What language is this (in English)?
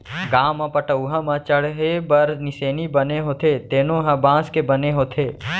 Chhattisgarhi